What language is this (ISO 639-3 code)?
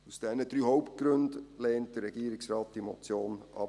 gsw